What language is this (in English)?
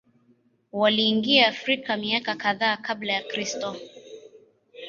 Swahili